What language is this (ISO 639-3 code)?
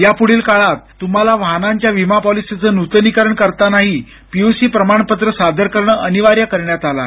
mar